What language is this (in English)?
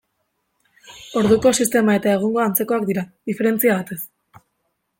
Basque